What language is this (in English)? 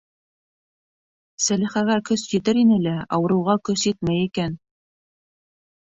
Bashkir